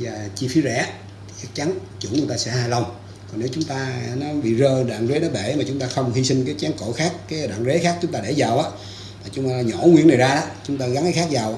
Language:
Vietnamese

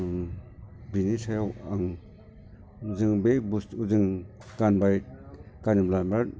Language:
Bodo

